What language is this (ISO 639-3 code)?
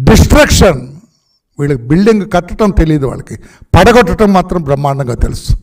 tel